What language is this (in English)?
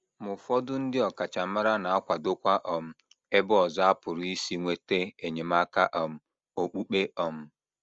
Igbo